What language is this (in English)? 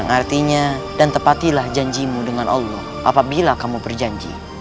Indonesian